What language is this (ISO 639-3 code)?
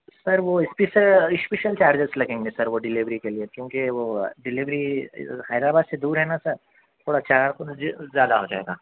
urd